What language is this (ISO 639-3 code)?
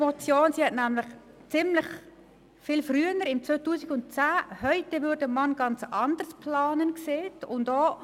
gsw